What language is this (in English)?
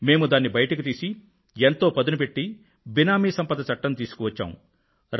Telugu